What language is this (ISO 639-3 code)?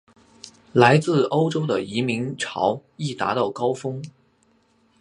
zho